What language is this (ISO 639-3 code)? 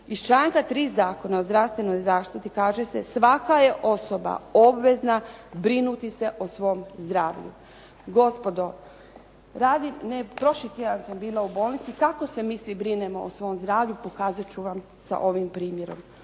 hrv